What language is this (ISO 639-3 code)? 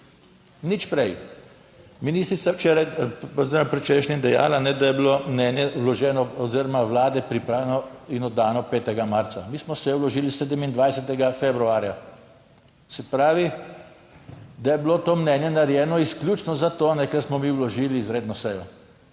slv